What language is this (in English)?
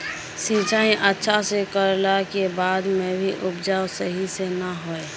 Magahi